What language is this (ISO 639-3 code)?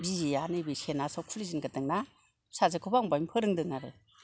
brx